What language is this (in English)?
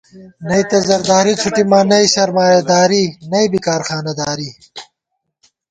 Gawar-Bati